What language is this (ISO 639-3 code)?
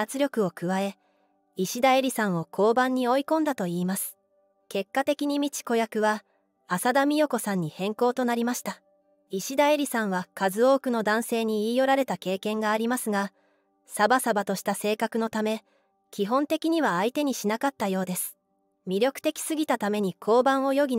jpn